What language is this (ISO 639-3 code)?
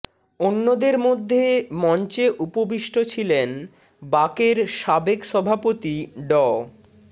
ben